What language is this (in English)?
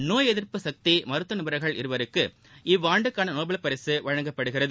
Tamil